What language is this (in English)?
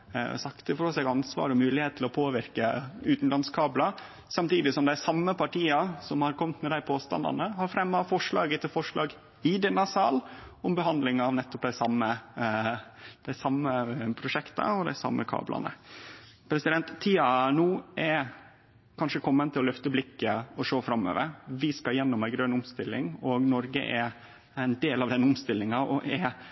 Norwegian Nynorsk